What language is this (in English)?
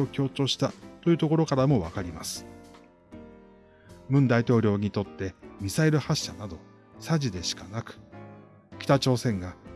Japanese